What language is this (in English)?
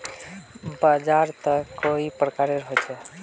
Magahi